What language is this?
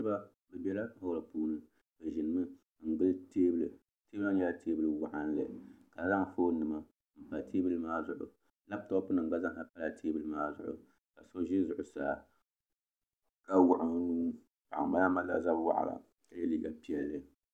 Dagbani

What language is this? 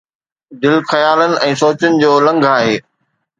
Sindhi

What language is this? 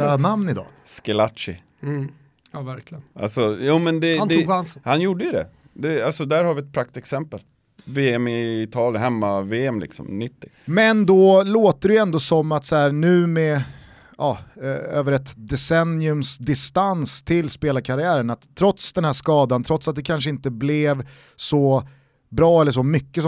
Swedish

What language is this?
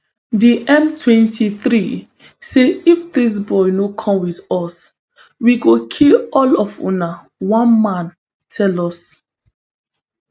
Nigerian Pidgin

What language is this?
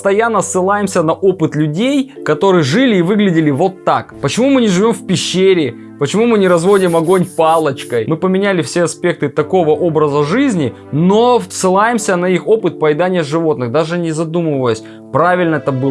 Russian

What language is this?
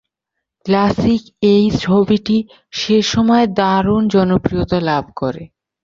Bangla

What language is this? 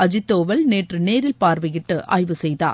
Tamil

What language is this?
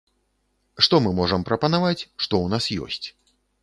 Belarusian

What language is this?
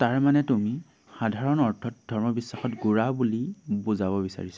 Assamese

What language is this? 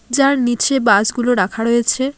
Bangla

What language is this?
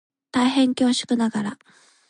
Japanese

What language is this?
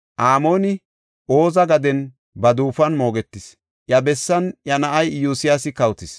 Gofa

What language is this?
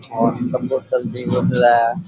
Rajasthani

